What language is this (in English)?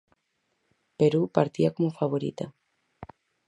Galician